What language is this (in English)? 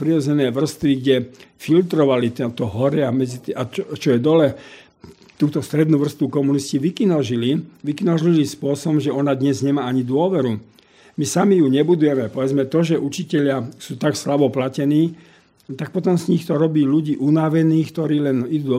Slovak